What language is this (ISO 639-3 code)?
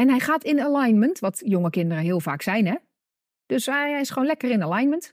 nld